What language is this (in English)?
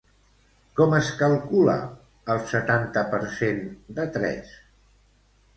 Catalan